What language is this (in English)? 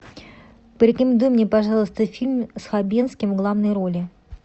Russian